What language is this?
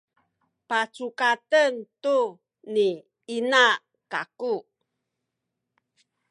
Sakizaya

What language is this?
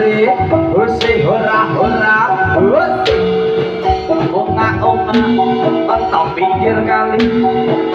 Indonesian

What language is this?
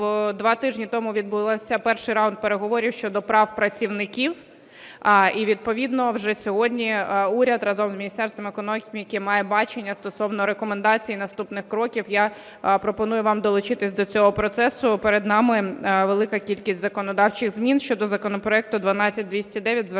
Ukrainian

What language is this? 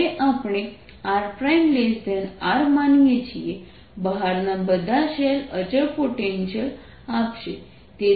Gujarati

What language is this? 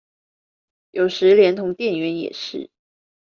Chinese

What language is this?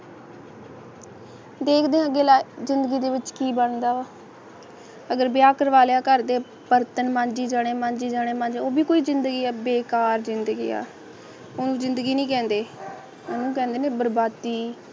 Punjabi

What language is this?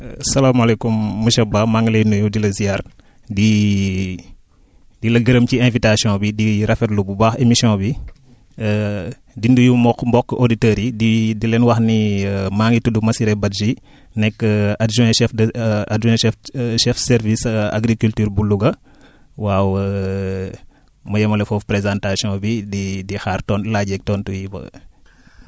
Wolof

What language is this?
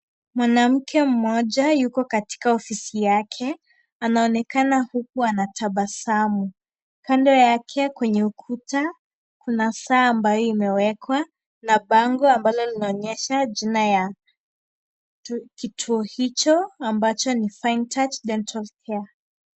Swahili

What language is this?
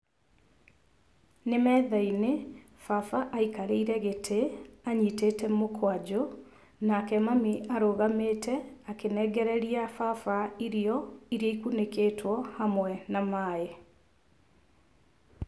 Kikuyu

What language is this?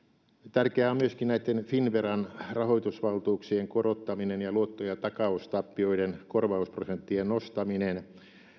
Finnish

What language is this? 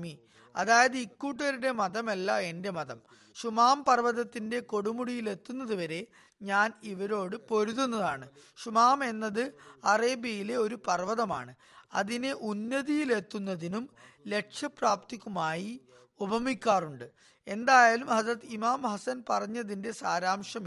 Malayalam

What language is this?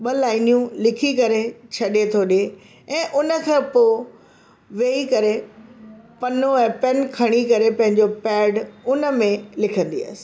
Sindhi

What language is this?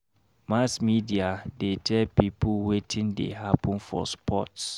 Nigerian Pidgin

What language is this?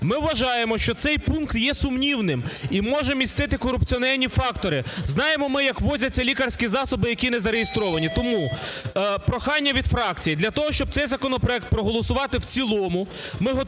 Ukrainian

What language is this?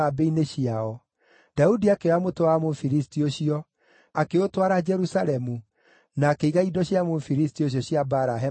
Kikuyu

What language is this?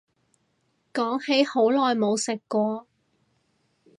Cantonese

